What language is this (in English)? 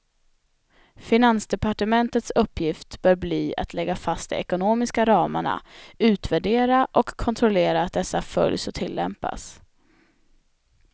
Swedish